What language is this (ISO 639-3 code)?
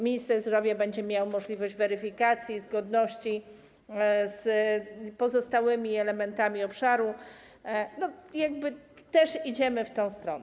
pol